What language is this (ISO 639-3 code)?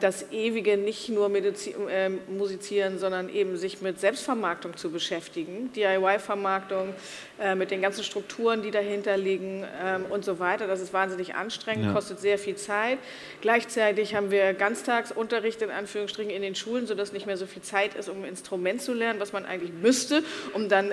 deu